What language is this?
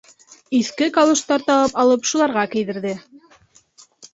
Bashkir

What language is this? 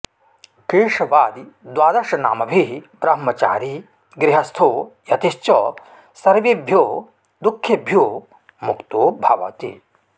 Sanskrit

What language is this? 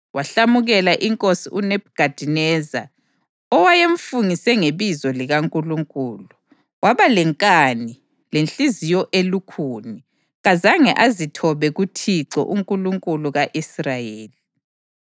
North Ndebele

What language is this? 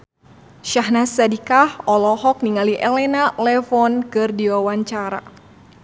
Sundanese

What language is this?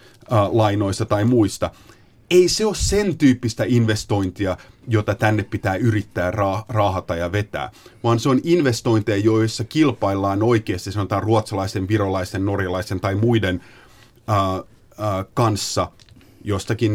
Finnish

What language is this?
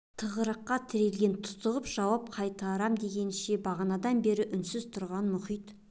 Kazakh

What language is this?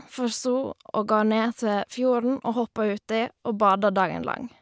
Norwegian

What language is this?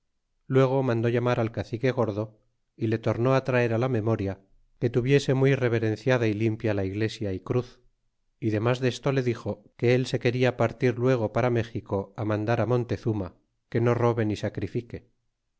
Spanish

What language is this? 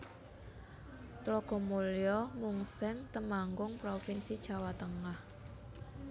Javanese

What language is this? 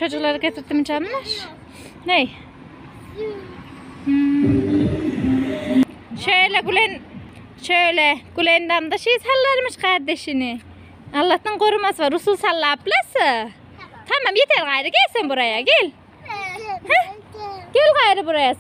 Turkish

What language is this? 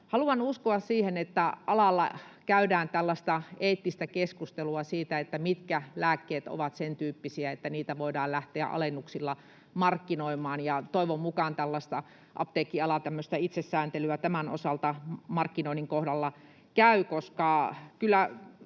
Finnish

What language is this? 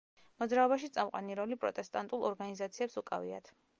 Georgian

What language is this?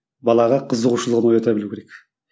Kazakh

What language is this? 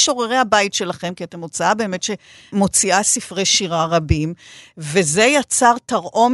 Hebrew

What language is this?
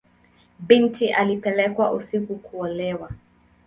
Swahili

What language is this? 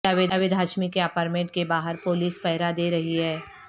Urdu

